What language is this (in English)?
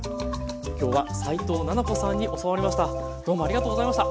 Japanese